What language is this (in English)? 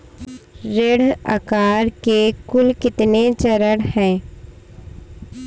Hindi